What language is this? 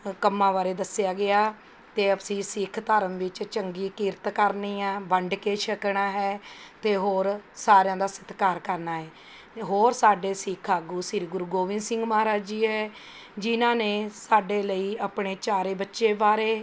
Punjabi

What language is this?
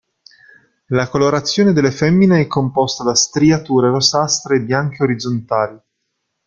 Italian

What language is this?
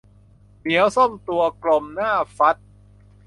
Thai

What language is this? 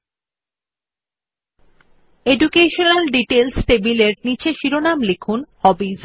Bangla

